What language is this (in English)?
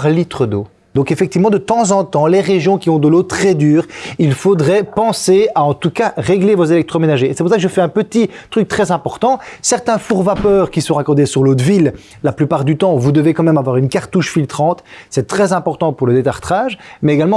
French